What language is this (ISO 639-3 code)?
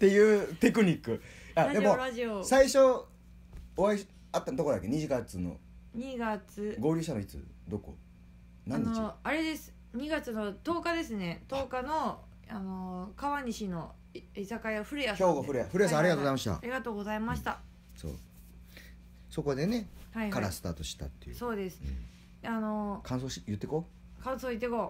jpn